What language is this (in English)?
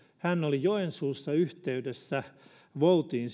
Finnish